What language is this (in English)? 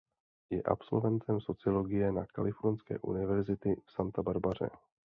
Czech